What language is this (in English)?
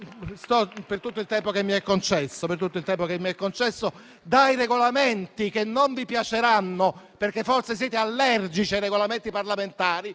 Italian